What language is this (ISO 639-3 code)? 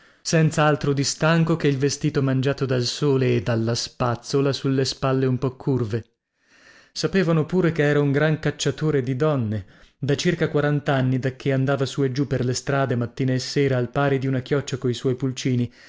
ita